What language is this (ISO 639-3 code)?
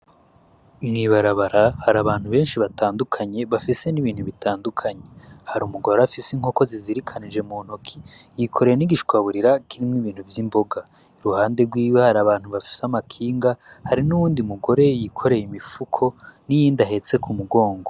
run